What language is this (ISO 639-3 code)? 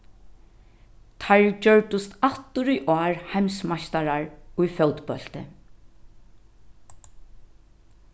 fao